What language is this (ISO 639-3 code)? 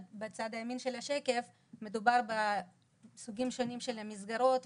heb